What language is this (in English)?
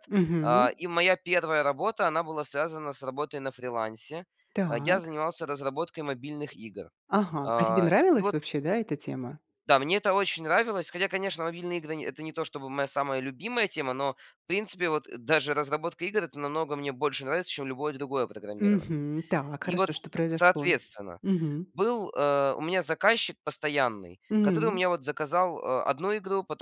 Russian